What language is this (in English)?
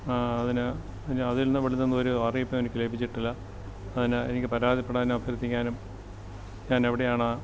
Malayalam